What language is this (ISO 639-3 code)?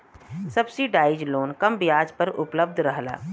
bho